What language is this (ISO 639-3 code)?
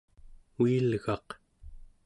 esu